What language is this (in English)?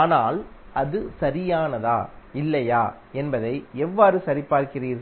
Tamil